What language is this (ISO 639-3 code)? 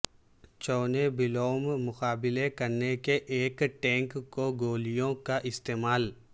urd